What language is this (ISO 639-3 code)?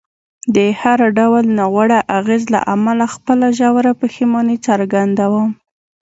pus